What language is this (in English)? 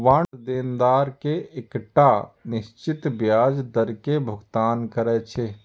Maithili